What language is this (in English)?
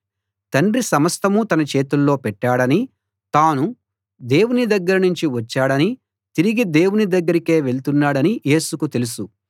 Telugu